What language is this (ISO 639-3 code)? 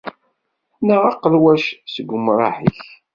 kab